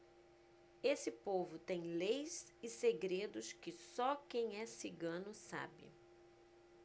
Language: Portuguese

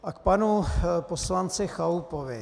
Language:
Czech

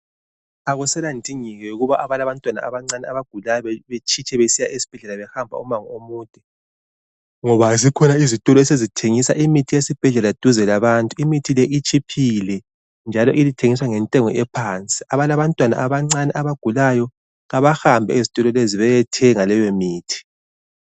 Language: North Ndebele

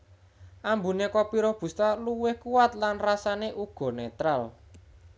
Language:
Javanese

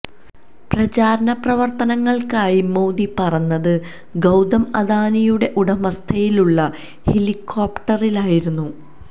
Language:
Malayalam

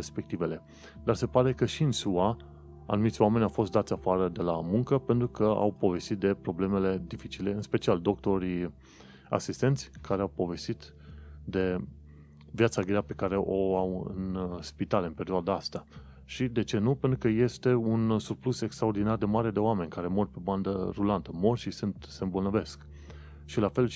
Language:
Romanian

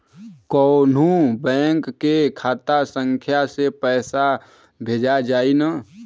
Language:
Bhojpuri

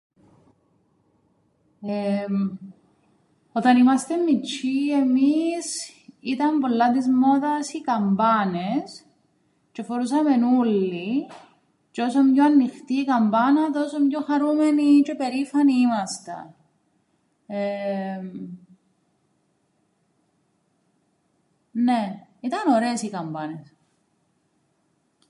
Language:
Greek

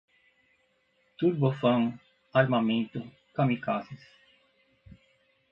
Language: Portuguese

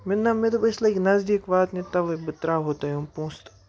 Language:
Kashmiri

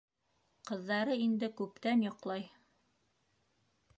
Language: Bashkir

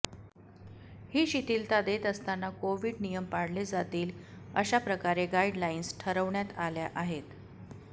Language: Marathi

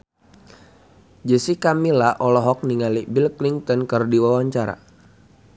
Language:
Sundanese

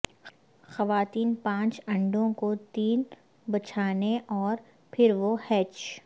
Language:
Urdu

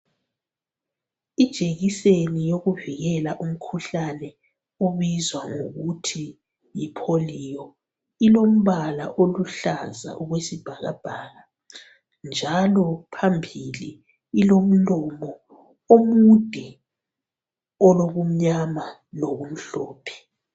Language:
North Ndebele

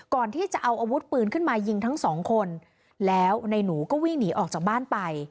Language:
Thai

